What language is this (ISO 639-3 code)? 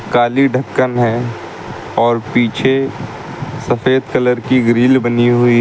hin